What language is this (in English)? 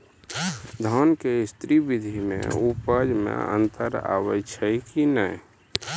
Maithili